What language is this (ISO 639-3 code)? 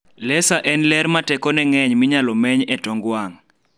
luo